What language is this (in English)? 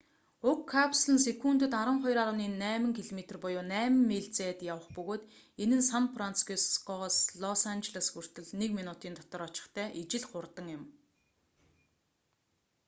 Mongolian